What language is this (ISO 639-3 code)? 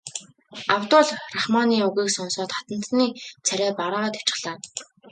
mon